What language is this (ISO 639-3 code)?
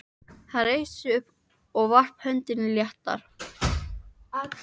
isl